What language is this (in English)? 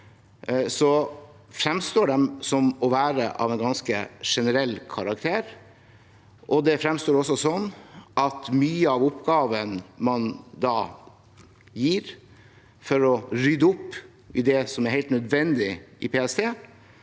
Norwegian